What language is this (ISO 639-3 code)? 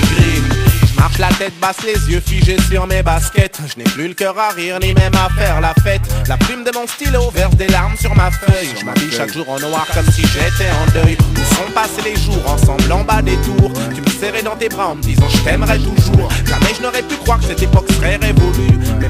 fra